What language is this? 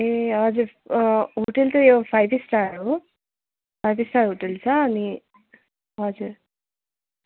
Nepali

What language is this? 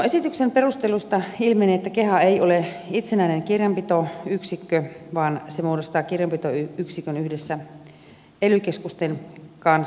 Finnish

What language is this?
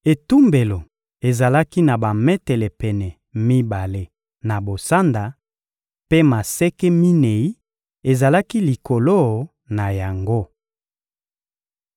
Lingala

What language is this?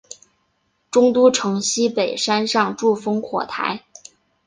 Chinese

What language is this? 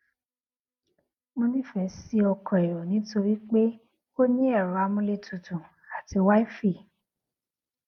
Yoruba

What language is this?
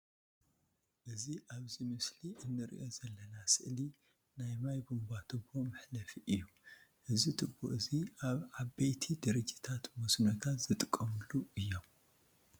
Tigrinya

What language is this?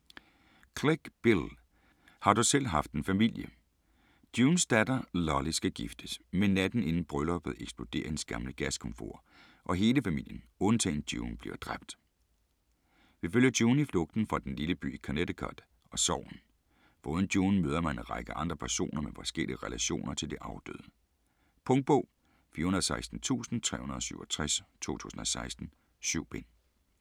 Danish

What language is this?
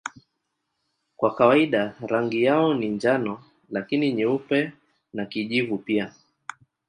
Swahili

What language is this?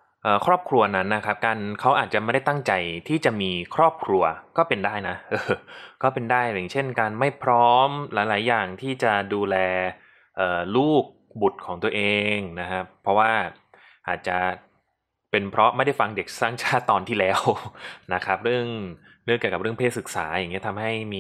Thai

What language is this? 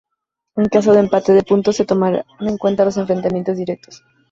Spanish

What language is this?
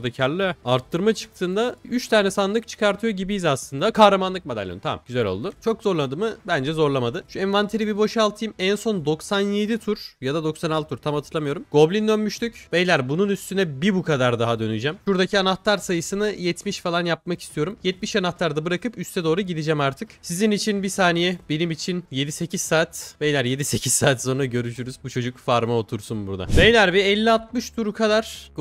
Turkish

